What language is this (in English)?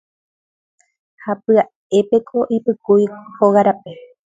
Guarani